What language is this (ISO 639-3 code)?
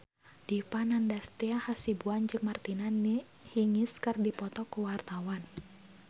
sun